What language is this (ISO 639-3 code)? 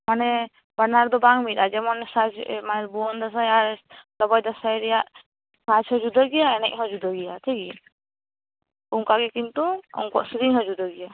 sat